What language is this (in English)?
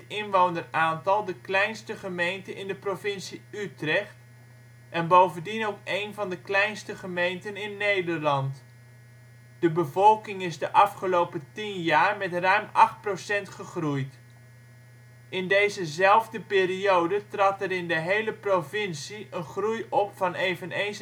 Dutch